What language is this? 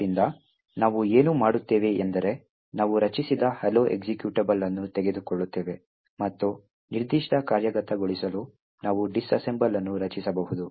Kannada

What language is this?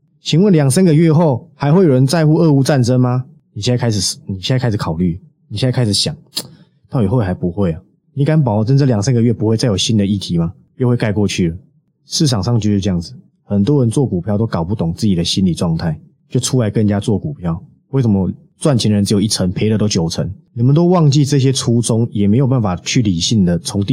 Chinese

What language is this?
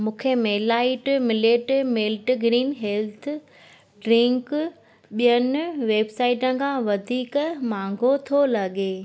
Sindhi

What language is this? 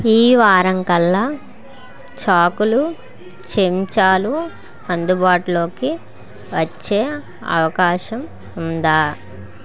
Telugu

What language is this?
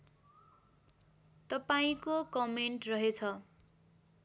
Nepali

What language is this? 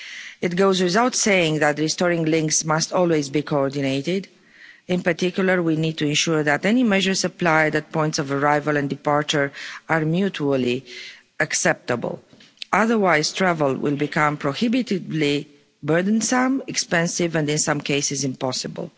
English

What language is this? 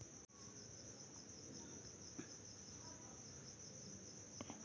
Marathi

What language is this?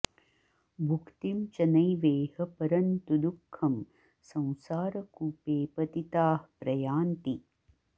Sanskrit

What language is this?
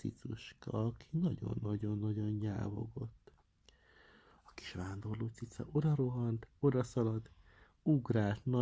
Hungarian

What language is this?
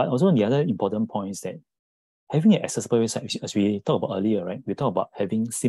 English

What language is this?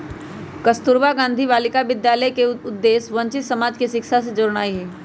Magahi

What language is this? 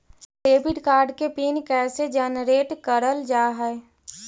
Magahi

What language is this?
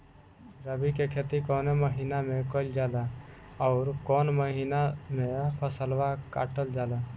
Bhojpuri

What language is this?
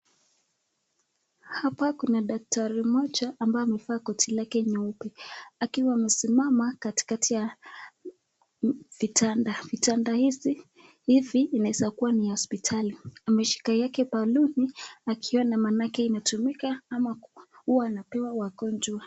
Swahili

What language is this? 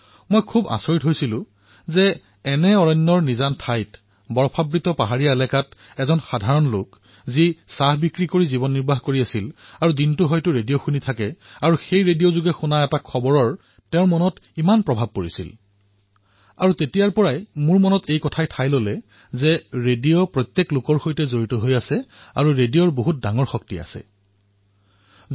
Assamese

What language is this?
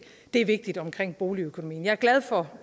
Danish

